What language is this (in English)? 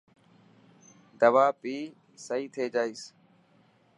Dhatki